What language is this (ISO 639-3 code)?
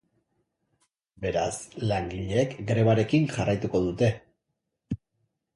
eus